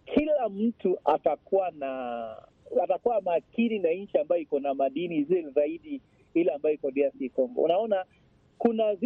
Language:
Swahili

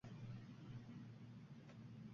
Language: Uzbek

